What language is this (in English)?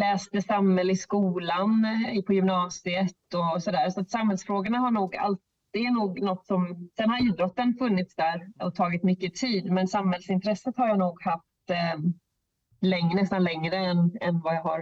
Swedish